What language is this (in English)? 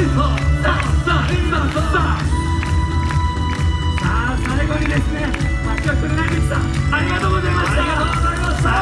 Japanese